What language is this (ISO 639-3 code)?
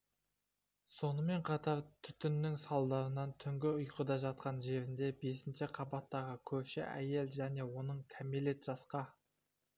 kaz